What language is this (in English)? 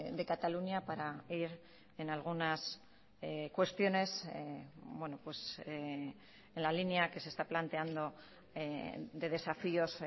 Spanish